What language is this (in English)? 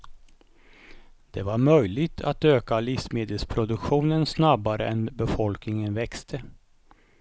Swedish